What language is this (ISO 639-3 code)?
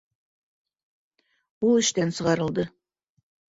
bak